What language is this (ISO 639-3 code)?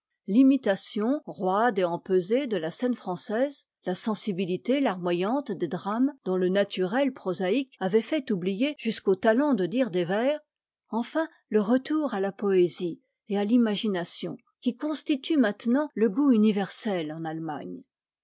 fra